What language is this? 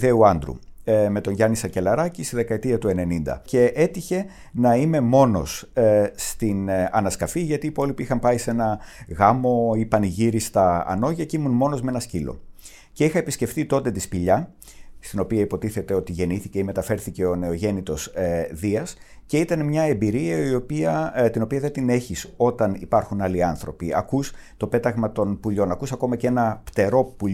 Greek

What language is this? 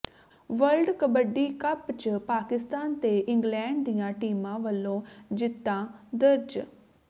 Punjabi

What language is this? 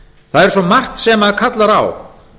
Icelandic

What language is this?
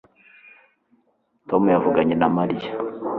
Kinyarwanda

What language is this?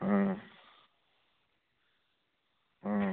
Manipuri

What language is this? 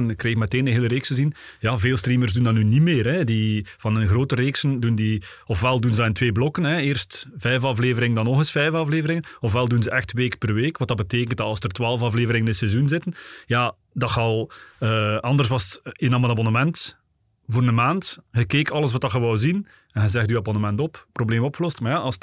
Dutch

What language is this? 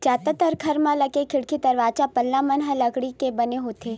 Chhattisgarhi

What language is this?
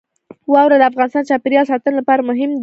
Pashto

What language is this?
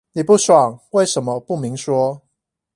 Chinese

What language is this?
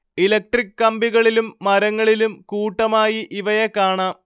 Malayalam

